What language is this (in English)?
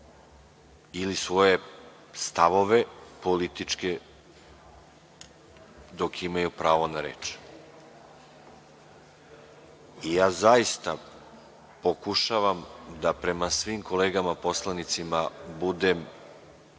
Serbian